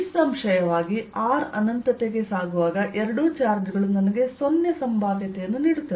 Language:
Kannada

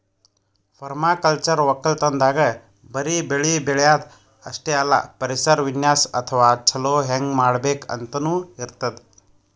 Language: Kannada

